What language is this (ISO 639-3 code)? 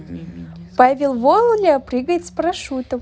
rus